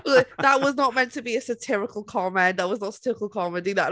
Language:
English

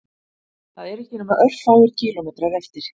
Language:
Icelandic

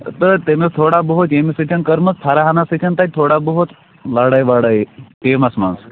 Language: Kashmiri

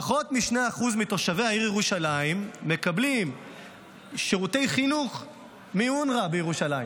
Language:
Hebrew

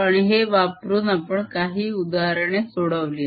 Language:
Marathi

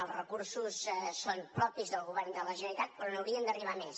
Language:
Catalan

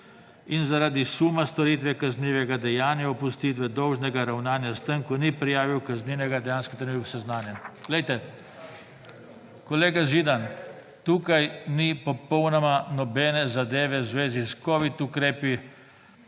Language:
Slovenian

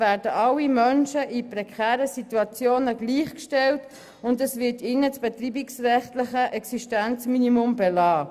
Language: Swiss German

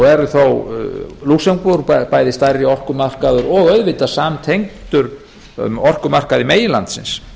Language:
Icelandic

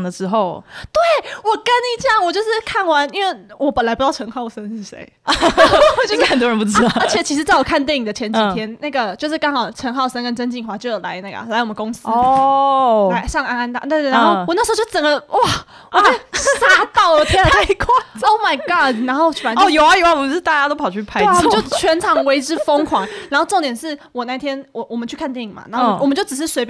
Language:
Chinese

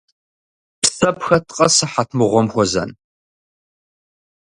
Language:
Kabardian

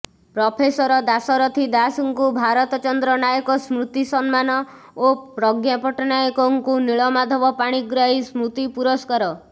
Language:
Odia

